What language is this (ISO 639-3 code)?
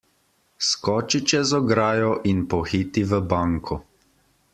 slv